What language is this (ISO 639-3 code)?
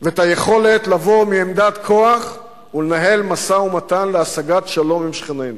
heb